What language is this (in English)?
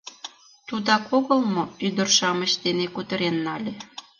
Mari